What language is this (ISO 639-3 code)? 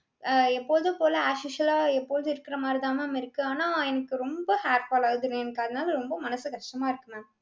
tam